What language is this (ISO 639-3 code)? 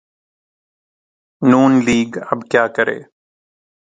urd